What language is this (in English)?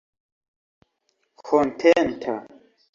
Esperanto